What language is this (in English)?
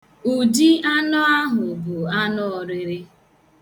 Igbo